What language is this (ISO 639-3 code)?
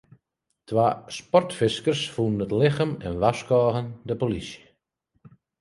fry